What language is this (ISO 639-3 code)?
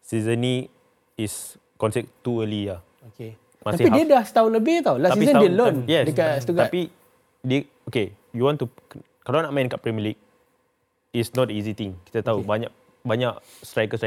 msa